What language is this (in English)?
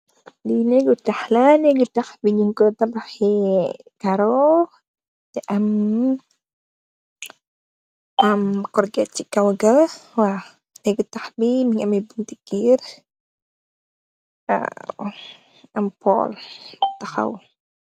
Wolof